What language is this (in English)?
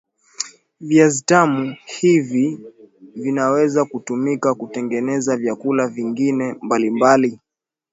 Swahili